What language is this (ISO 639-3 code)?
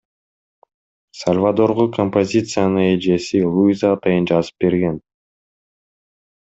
kir